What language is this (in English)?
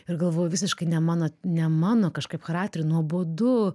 Lithuanian